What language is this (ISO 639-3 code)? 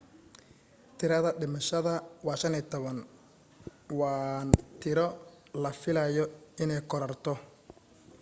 som